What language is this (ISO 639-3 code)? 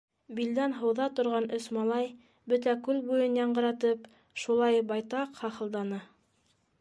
bak